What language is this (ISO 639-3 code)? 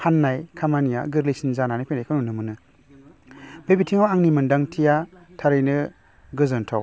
brx